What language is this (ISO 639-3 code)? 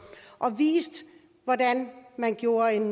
dan